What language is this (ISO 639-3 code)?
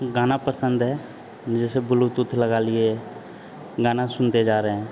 hin